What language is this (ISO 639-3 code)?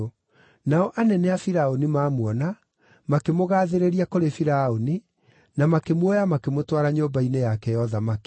kik